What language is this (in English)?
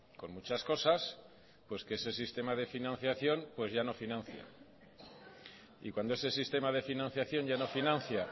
Spanish